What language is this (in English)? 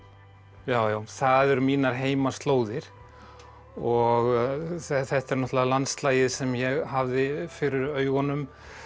Icelandic